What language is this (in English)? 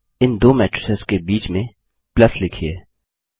Hindi